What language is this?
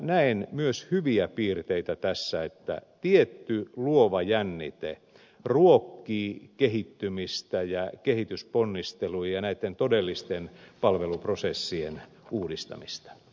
Finnish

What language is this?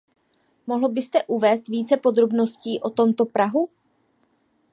Czech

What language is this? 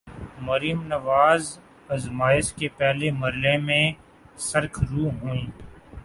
Urdu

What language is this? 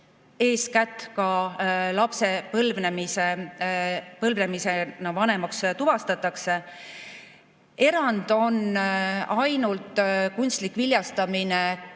Estonian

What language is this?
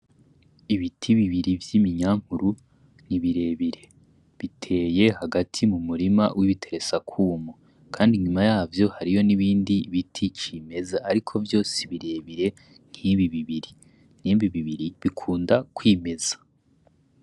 Rundi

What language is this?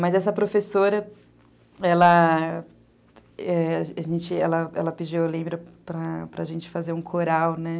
Portuguese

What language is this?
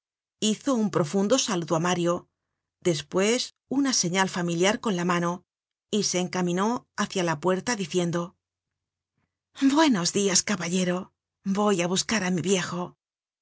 Spanish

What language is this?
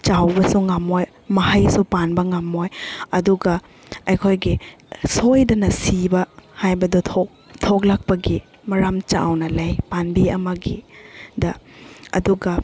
Manipuri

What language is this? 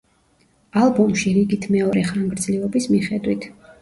Georgian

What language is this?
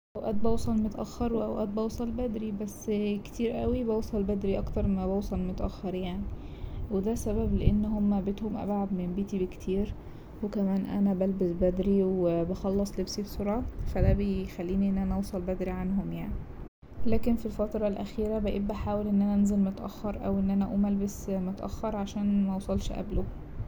Egyptian Arabic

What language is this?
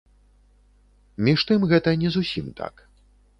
Belarusian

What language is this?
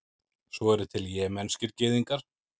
Icelandic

